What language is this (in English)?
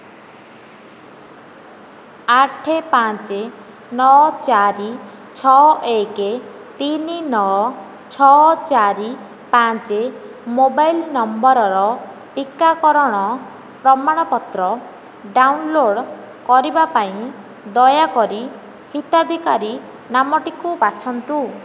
Odia